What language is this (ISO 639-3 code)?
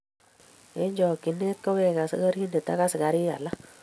kln